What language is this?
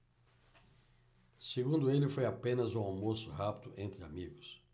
Portuguese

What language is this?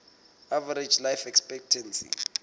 Southern Sotho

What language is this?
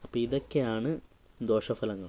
Malayalam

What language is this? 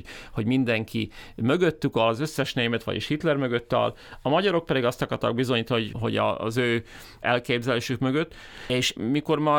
Hungarian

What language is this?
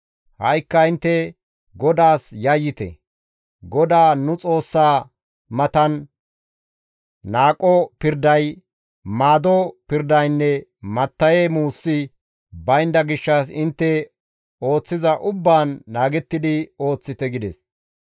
Gamo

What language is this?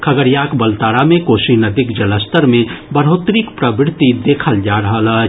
Maithili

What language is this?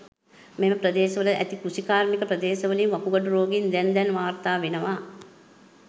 Sinhala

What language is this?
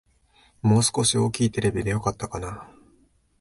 Japanese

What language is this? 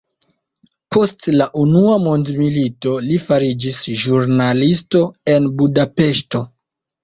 Esperanto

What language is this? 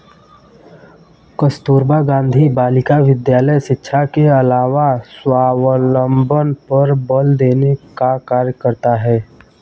Hindi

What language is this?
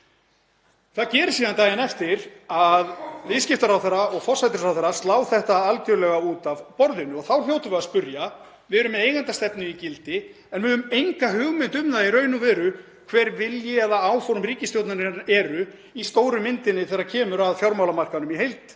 Icelandic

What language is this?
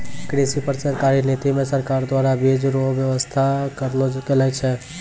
Maithili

